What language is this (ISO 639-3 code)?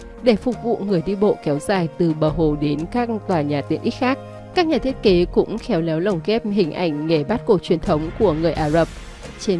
vie